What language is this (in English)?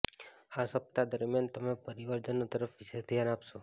Gujarati